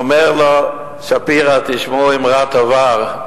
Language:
Hebrew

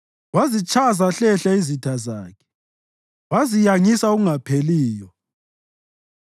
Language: North Ndebele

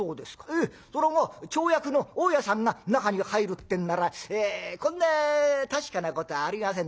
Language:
Japanese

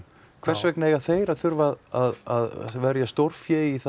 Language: Icelandic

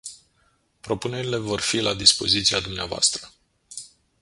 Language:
Romanian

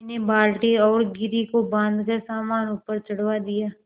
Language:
Hindi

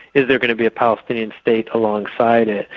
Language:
English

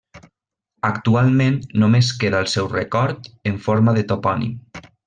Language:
Catalan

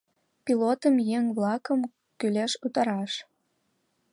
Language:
Mari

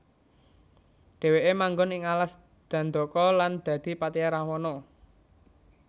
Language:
Javanese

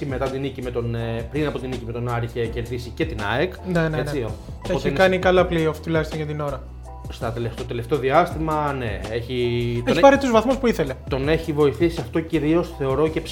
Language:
Greek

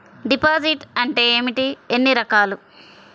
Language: Telugu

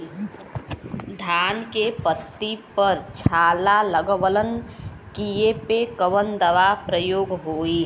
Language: Bhojpuri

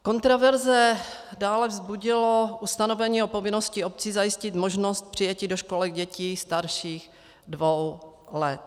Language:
Czech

